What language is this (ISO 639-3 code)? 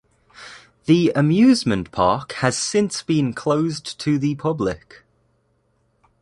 eng